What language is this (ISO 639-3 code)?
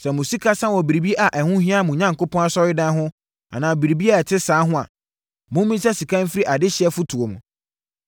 aka